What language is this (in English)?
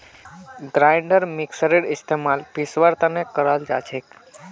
Magahi